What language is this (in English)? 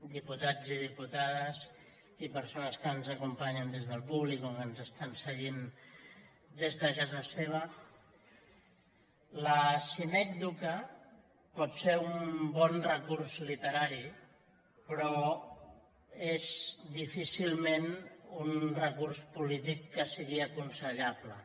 Catalan